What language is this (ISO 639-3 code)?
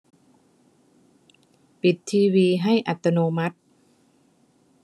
tha